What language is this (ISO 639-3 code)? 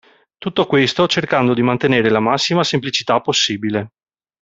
ita